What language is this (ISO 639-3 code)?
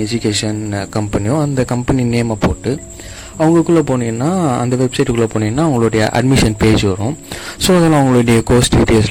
tam